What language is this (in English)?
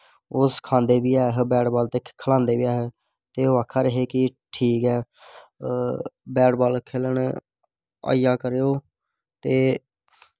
Dogri